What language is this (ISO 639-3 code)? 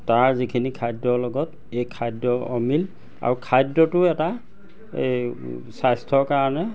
asm